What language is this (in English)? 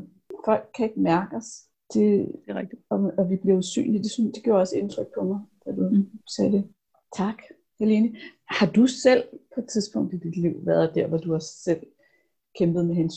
Danish